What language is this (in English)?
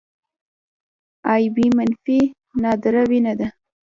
Pashto